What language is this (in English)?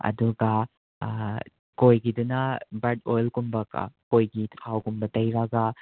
Manipuri